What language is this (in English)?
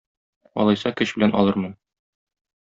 Tatar